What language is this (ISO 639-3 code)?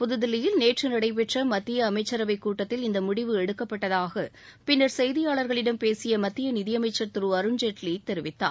tam